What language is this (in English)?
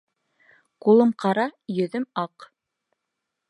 Bashkir